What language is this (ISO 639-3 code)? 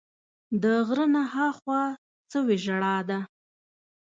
pus